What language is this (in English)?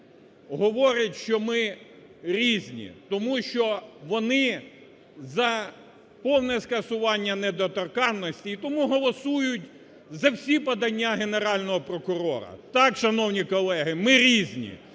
Ukrainian